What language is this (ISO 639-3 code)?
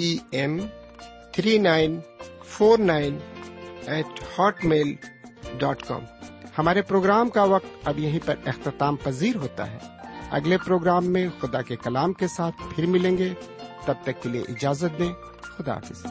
urd